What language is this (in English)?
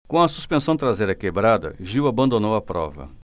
Portuguese